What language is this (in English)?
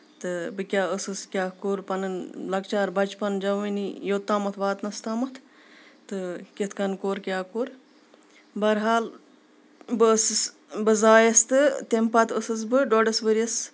Kashmiri